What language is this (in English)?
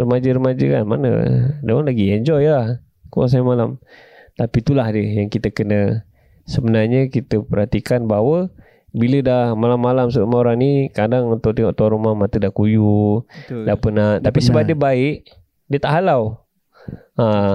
Malay